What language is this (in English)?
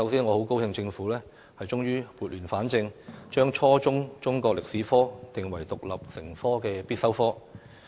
Cantonese